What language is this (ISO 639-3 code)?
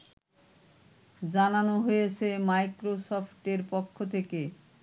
ben